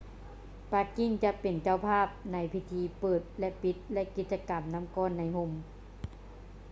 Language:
Lao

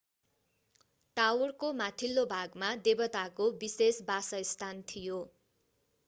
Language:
Nepali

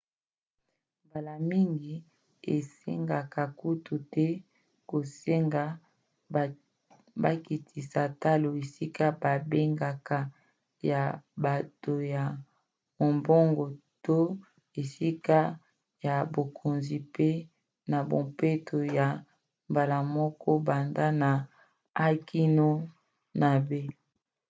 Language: Lingala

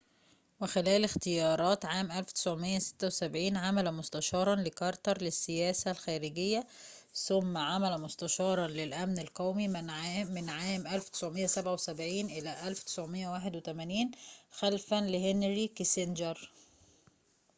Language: Arabic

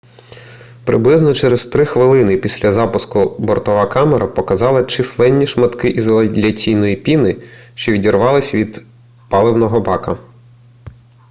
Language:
Ukrainian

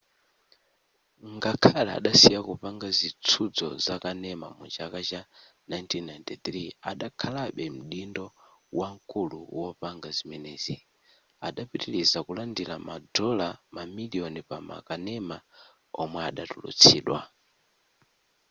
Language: Nyanja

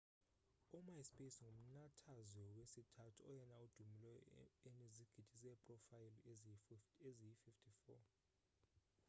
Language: Xhosa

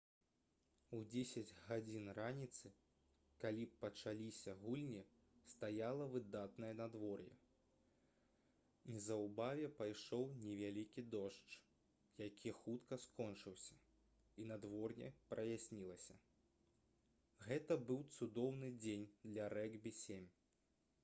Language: Belarusian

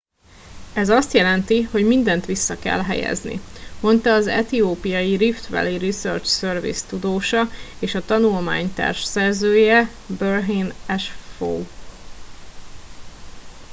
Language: Hungarian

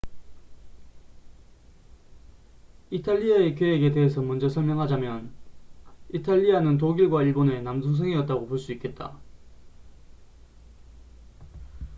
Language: Korean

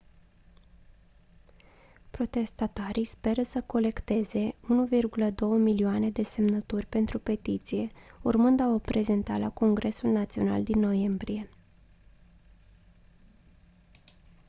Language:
Romanian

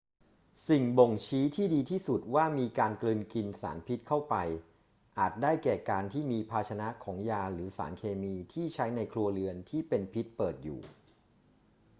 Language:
Thai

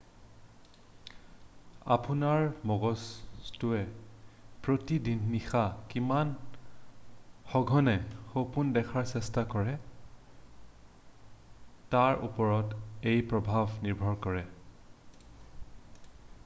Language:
Assamese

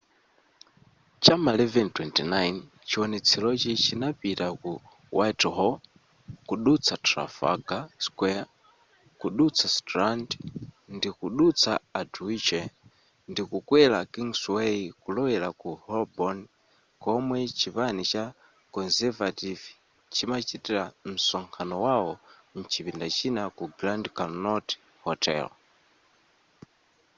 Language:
Nyanja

